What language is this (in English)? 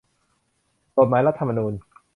Thai